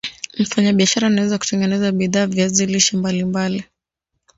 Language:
Swahili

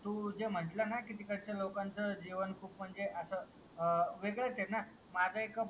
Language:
Marathi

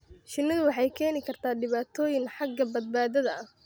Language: Somali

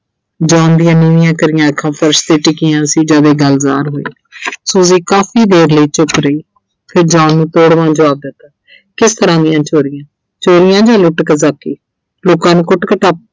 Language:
Punjabi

